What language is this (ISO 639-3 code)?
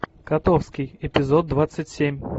rus